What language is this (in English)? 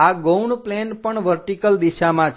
Gujarati